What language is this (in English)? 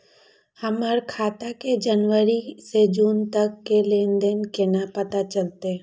Maithili